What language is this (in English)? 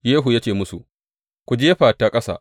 Hausa